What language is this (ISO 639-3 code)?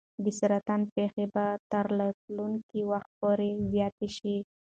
pus